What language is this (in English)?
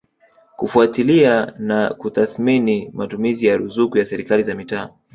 Swahili